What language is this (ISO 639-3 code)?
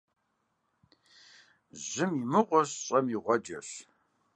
kbd